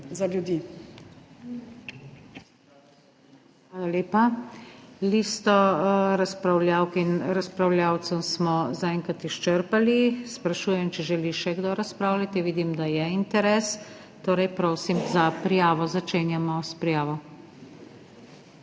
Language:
Slovenian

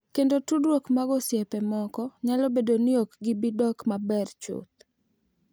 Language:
Luo (Kenya and Tanzania)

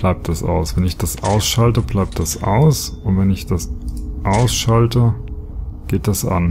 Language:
German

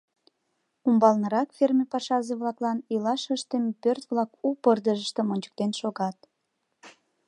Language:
Mari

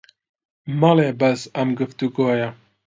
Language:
Central Kurdish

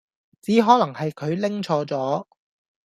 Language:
Cantonese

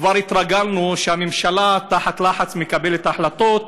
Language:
Hebrew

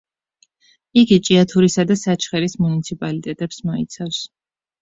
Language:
Georgian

